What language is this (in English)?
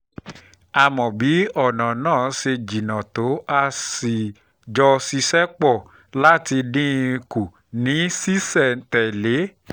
Yoruba